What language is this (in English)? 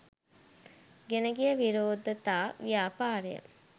Sinhala